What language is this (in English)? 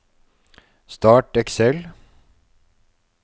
Norwegian